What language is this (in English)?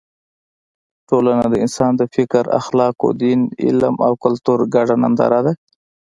Pashto